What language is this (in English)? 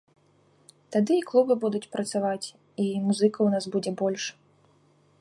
Belarusian